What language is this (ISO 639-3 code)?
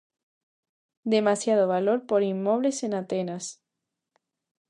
glg